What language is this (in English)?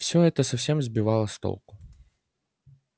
Russian